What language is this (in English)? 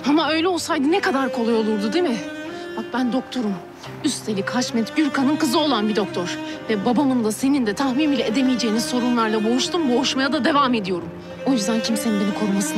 Turkish